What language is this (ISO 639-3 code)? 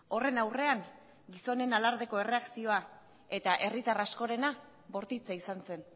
eus